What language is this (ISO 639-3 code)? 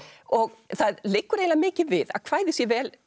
isl